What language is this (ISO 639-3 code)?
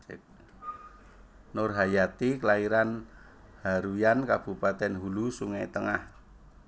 jav